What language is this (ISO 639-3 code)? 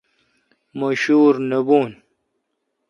xka